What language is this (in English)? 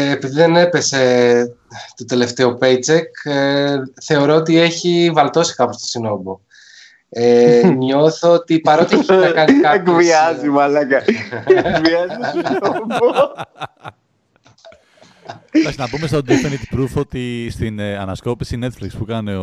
Greek